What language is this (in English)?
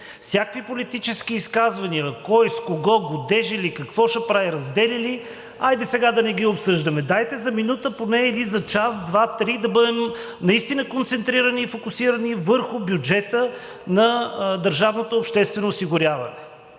Bulgarian